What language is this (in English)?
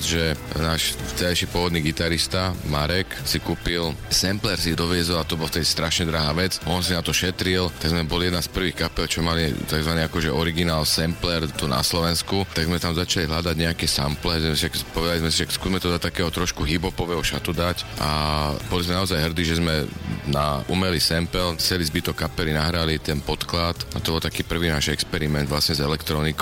Slovak